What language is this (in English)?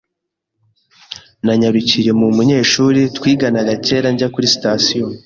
Kinyarwanda